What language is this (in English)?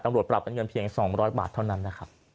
Thai